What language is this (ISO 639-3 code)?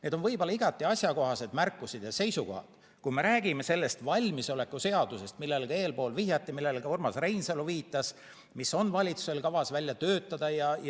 est